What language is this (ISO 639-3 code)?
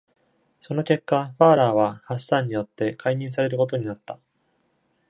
jpn